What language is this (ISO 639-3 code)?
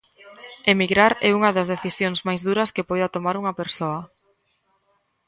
glg